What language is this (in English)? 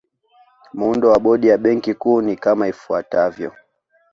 Swahili